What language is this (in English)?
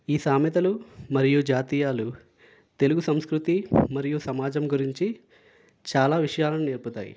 Telugu